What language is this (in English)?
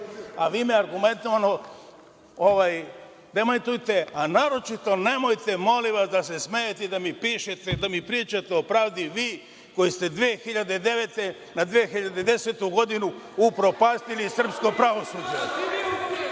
Serbian